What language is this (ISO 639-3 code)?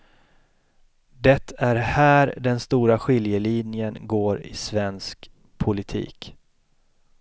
swe